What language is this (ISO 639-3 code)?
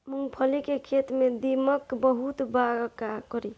bho